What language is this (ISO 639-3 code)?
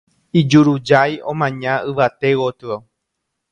grn